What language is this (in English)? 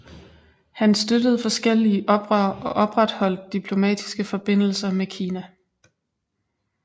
Danish